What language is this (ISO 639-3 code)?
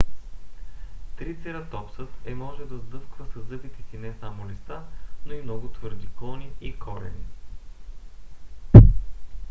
bul